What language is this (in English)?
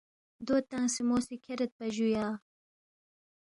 Balti